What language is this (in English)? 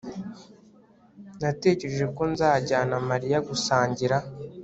Kinyarwanda